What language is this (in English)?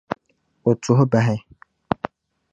Dagbani